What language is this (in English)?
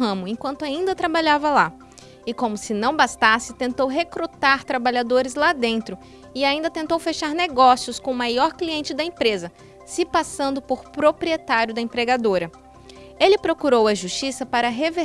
Portuguese